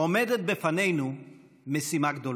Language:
Hebrew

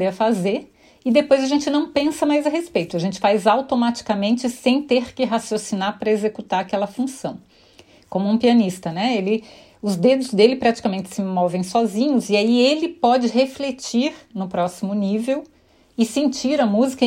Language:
Portuguese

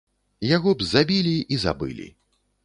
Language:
Belarusian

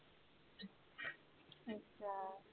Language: Punjabi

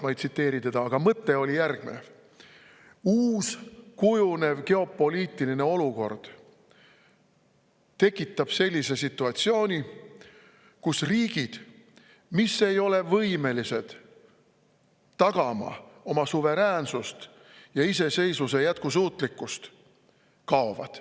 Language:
Estonian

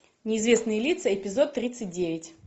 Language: Russian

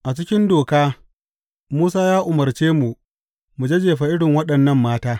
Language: Hausa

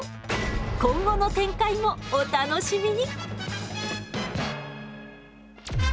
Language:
Japanese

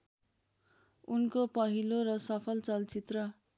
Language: Nepali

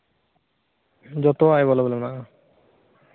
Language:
Santali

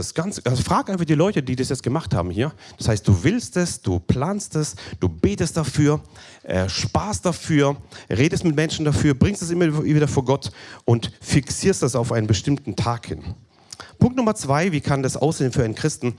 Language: German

